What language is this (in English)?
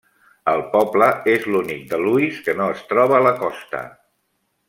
Catalan